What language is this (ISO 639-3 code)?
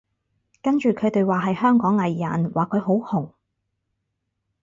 yue